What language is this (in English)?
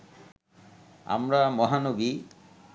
Bangla